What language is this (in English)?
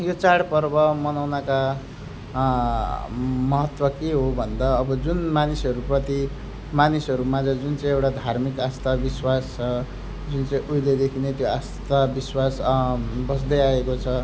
Nepali